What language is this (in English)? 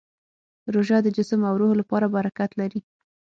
Pashto